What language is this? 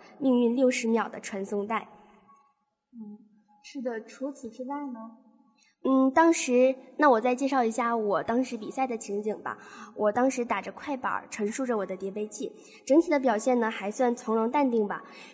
Chinese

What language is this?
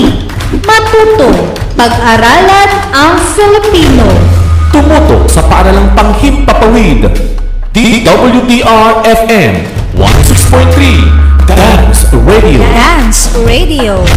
Filipino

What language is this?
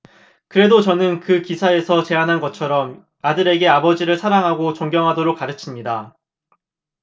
Korean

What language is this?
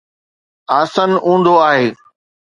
Sindhi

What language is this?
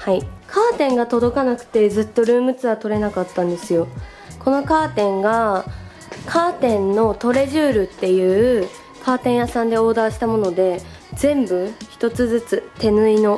Japanese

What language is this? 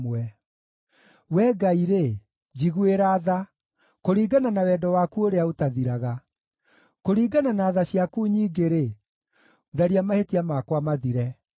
Kikuyu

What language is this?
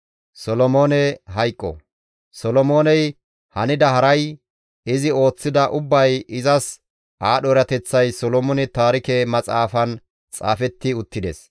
Gamo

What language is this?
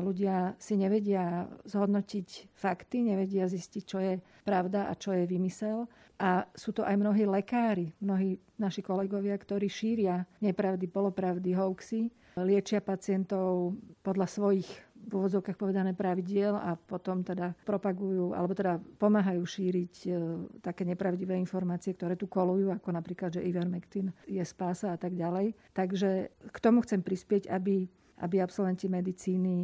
Slovak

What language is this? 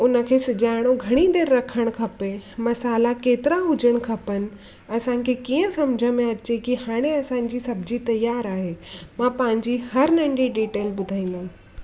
Sindhi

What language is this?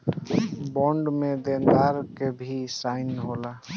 Bhojpuri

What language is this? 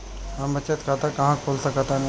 Bhojpuri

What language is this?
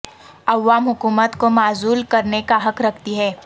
Urdu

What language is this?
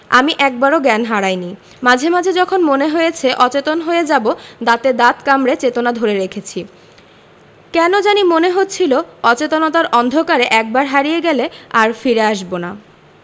Bangla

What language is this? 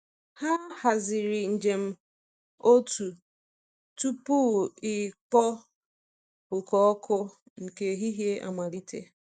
Igbo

